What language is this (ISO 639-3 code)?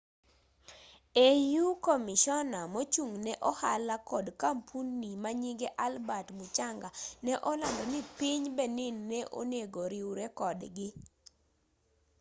luo